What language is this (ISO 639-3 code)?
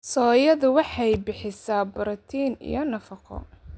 som